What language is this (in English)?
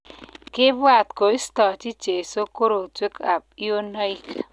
Kalenjin